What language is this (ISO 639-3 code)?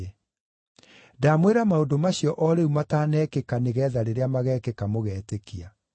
kik